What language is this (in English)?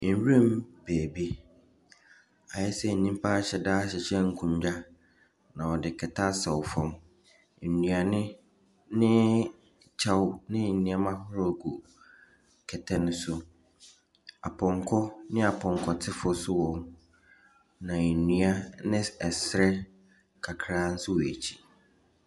Akan